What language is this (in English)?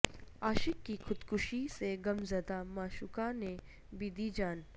Urdu